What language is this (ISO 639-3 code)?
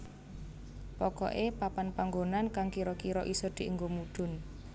jav